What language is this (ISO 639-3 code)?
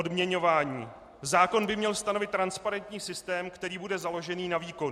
ces